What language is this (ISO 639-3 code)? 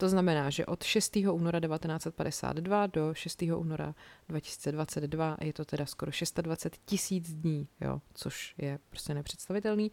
ces